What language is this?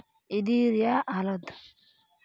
Santali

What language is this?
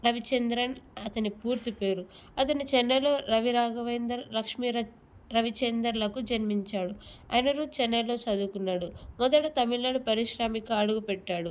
Telugu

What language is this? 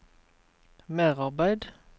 Norwegian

